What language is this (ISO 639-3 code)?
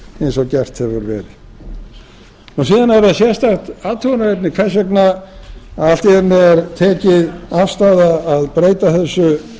isl